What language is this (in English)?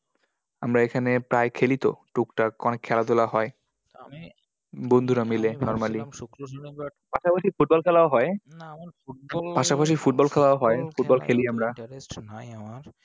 Bangla